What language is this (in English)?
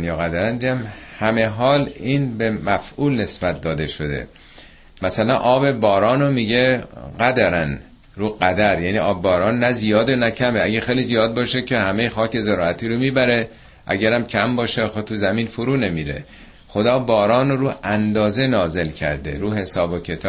Persian